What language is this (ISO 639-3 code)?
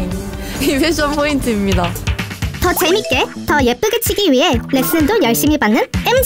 kor